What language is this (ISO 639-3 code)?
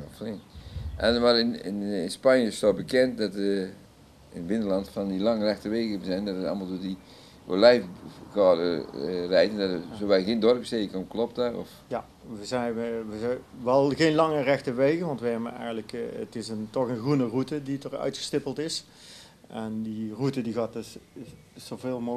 nld